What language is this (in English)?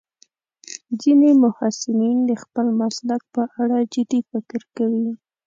Pashto